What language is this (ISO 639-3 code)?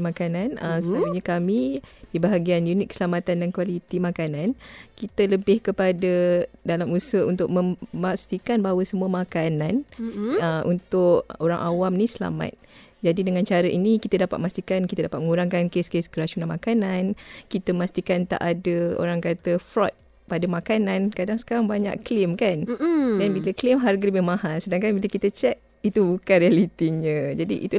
msa